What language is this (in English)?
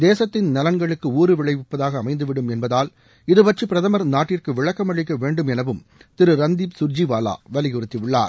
Tamil